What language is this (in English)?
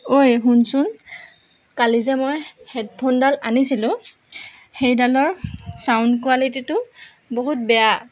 Assamese